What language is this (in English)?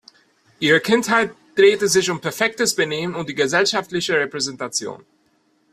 German